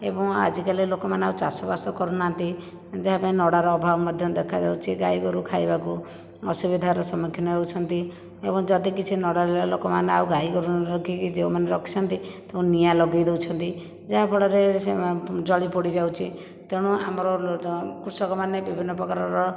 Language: Odia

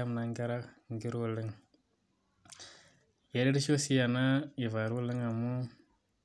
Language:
Masai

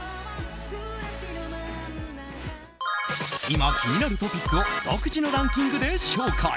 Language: Japanese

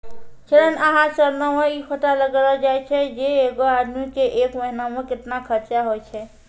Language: Maithili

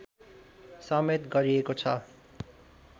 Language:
Nepali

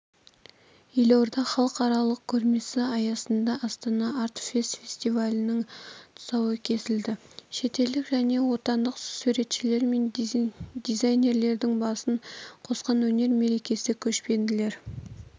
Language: Kazakh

